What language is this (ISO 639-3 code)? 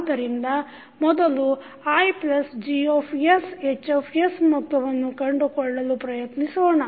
kan